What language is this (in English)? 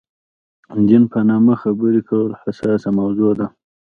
Pashto